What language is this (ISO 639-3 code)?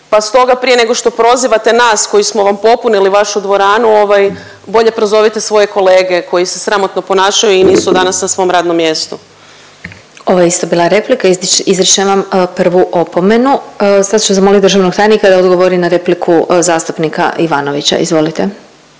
hrv